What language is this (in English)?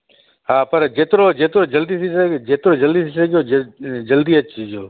Sindhi